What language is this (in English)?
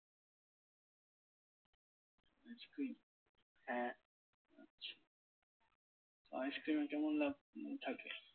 Bangla